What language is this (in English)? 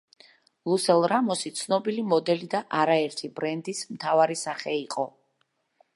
Georgian